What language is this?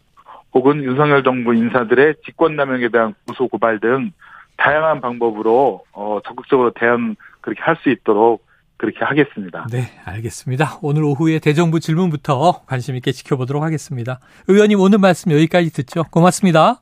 Korean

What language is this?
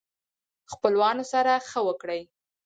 Pashto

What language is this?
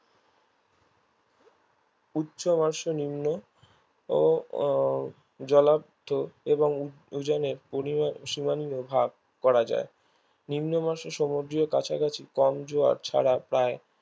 Bangla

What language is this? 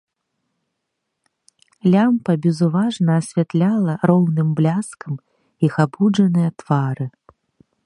Belarusian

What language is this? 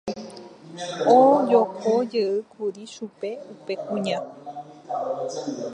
Guarani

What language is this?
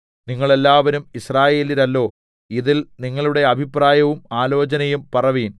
Malayalam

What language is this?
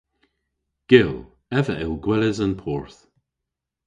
Cornish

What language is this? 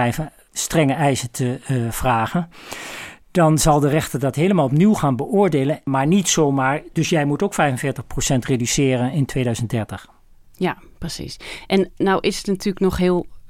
Dutch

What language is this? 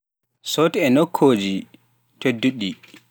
Pular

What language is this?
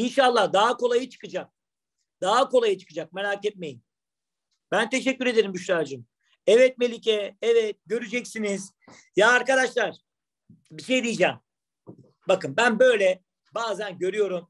Turkish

